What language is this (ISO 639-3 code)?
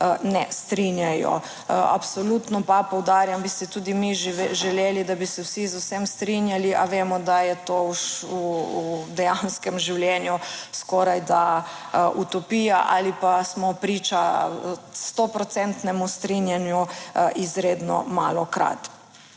slv